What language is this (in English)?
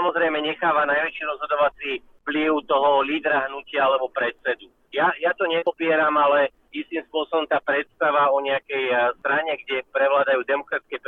Slovak